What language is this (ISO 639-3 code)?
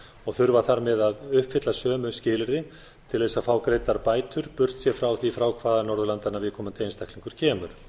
isl